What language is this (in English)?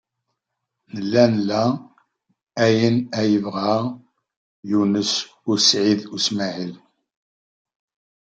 Kabyle